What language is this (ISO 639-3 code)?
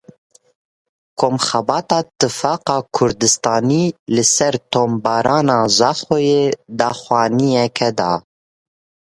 kur